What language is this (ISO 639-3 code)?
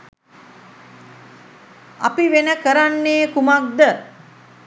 sin